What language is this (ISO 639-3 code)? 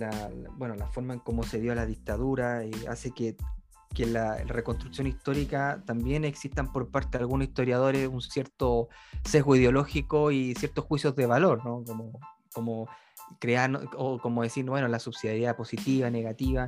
spa